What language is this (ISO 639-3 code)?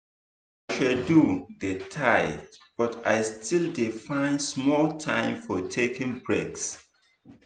pcm